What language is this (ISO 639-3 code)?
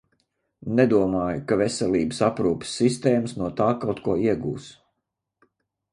lav